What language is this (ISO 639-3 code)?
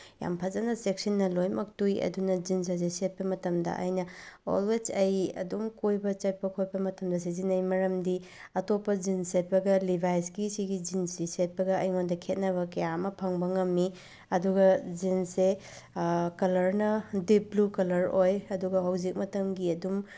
mni